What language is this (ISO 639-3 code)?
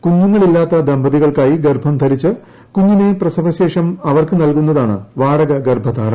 mal